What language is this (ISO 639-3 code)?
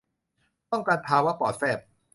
tha